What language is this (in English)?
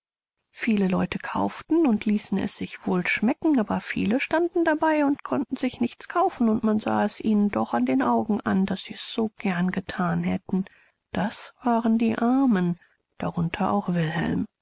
German